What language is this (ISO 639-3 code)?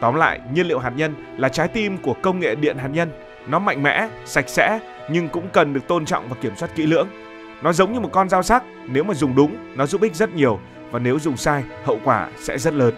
vie